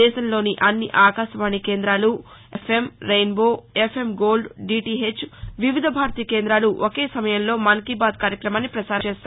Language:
Telugu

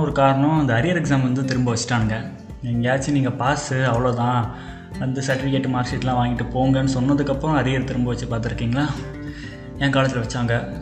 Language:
Tamil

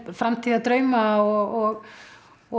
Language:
Icelandic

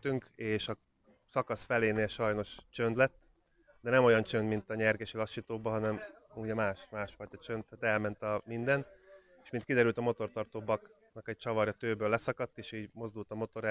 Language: Hungarian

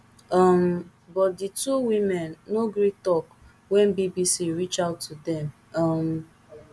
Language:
Nigerian Pidgin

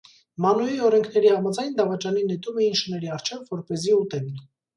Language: Armenian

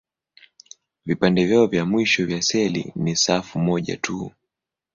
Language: Swahili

